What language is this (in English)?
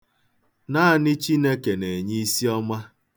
Igbo